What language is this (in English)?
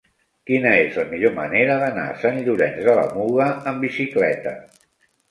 Catalan